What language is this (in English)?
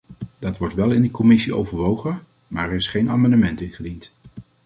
Dutch